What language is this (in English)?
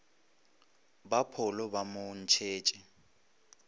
Northern Sotho